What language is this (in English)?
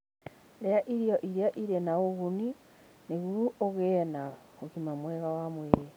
Kikuyu